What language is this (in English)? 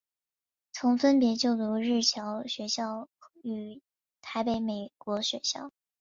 Chinese